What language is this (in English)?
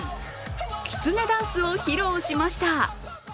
Japanese